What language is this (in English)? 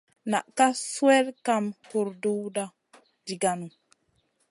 Masana